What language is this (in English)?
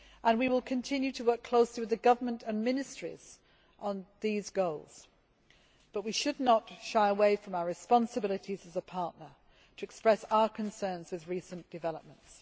English